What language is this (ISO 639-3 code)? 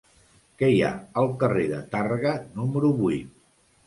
cat